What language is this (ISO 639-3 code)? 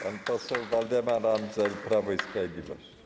pol